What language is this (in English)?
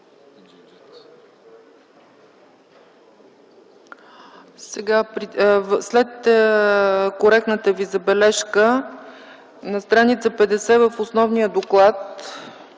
Bulgarian